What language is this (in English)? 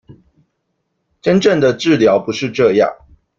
Chinese